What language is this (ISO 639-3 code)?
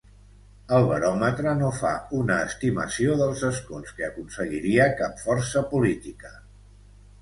cat